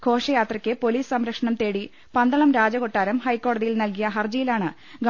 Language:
Malayalam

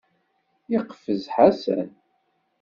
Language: Kabyle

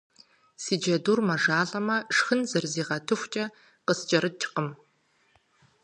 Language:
Kabardian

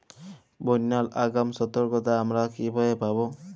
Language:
Bangla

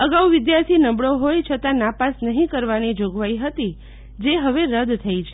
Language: Gujarati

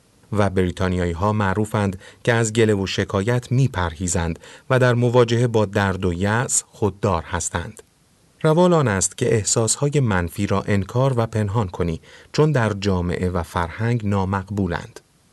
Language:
Persian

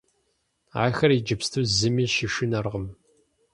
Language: Kabardian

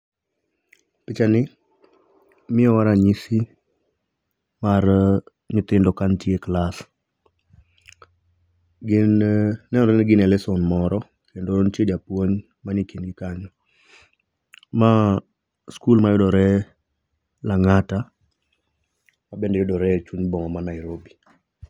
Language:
Luo (Kenya and Tanzania)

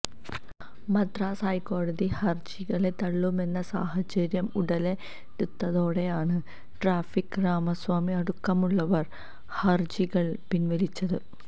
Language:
Malayalam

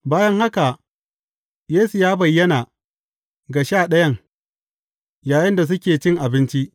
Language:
Hausa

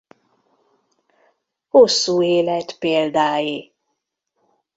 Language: Hungarian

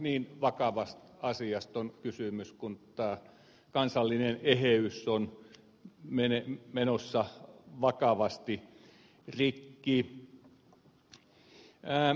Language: Finnish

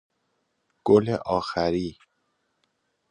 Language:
Persian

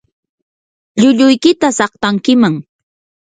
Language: Yanahuanca Pasco Quechua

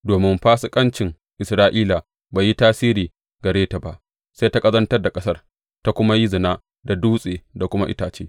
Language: Hausa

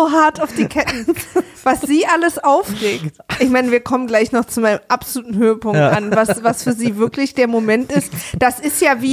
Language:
German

